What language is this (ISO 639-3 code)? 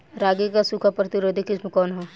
bho